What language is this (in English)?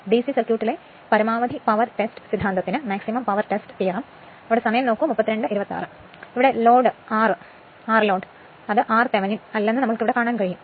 Malayalam